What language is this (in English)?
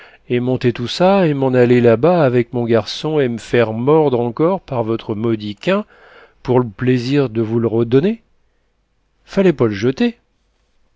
French